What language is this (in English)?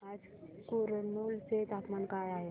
Marathi